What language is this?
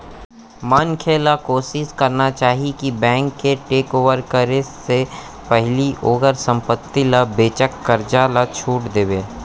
Chhattisgarhi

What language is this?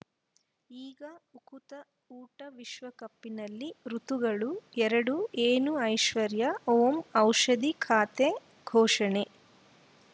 Kannada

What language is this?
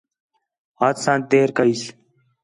Khetrani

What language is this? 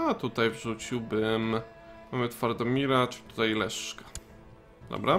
Polish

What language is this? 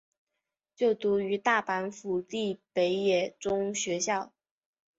Chinese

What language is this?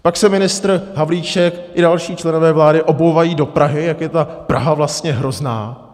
Czech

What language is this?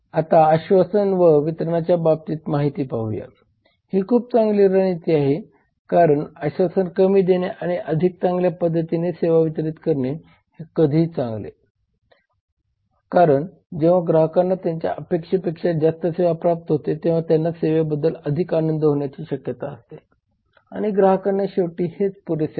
Marathi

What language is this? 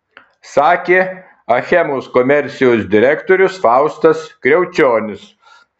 Lithuanian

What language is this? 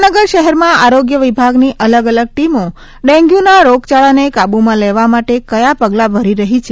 Gujarati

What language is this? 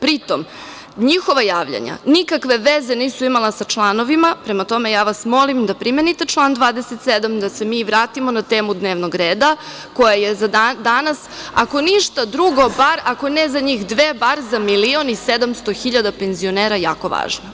Serbian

